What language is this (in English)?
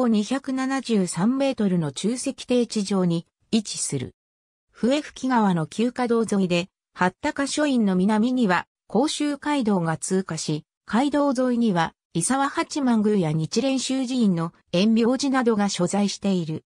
Japanese